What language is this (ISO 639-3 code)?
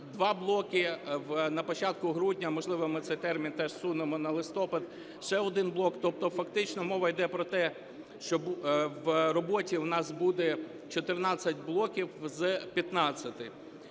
ukr